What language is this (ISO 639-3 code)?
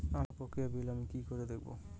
ben